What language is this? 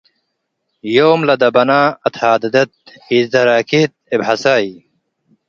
Tigre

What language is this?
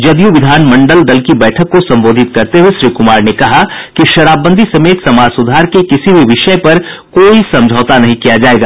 Hindi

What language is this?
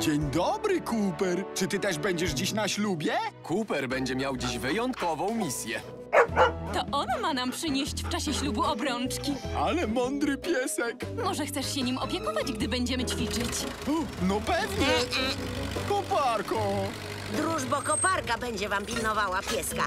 Polish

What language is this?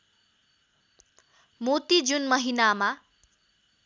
Nepali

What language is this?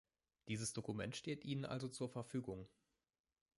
German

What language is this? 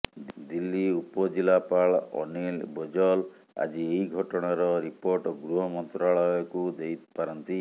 Odia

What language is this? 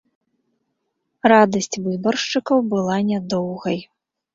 Belarusian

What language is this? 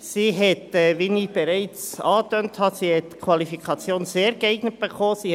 Swiss German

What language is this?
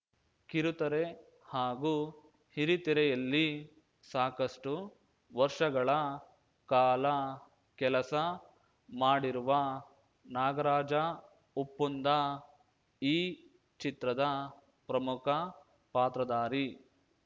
Kannada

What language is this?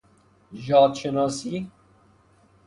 Persian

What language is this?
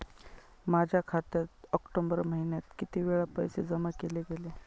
Marathi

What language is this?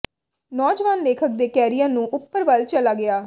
Punjabi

